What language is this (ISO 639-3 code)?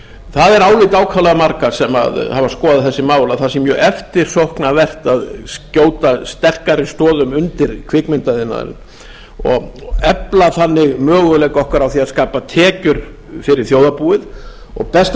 isl